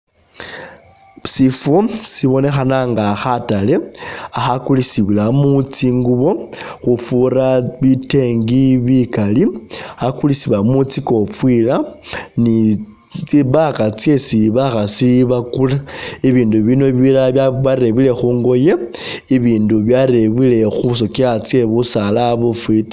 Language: Masaaba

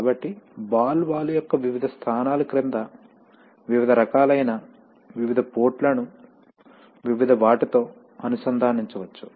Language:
Telugu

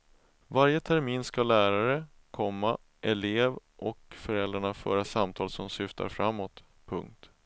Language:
Swedish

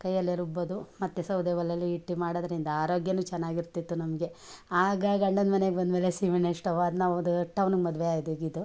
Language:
Kannada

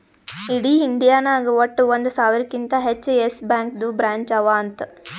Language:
Kannada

